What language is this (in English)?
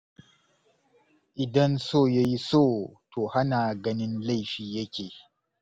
Hausa